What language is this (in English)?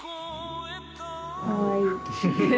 Japanese